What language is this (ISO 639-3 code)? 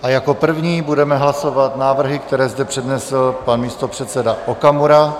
ces